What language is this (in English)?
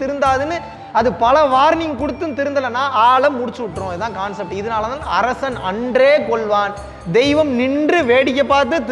Tamil